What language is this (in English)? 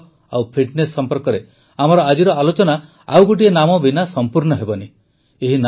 Odia